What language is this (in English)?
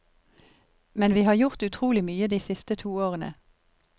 Norwegian